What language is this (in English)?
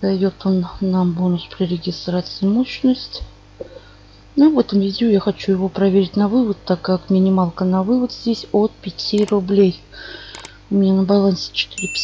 Russian